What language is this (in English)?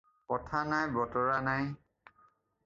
Assamese